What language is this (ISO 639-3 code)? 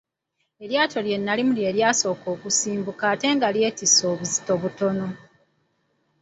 lug